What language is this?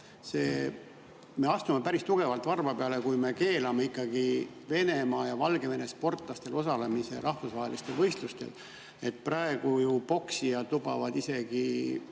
Estonian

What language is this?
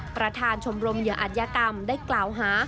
Thai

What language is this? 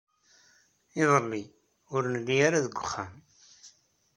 Kabyle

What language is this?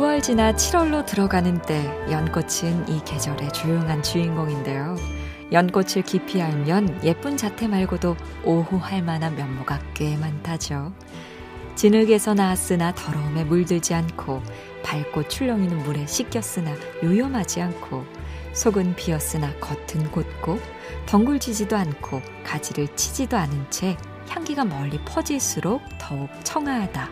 Korean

